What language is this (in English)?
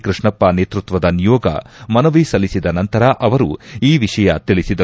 Kannada